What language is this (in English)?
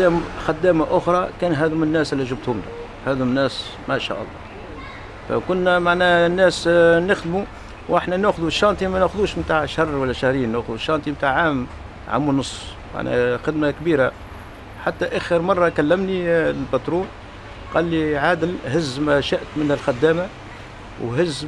Arabic